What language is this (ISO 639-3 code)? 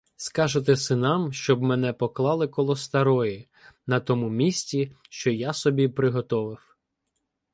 ukr